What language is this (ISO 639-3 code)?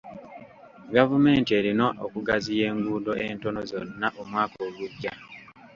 lug